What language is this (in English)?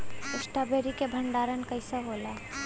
Bhojpuri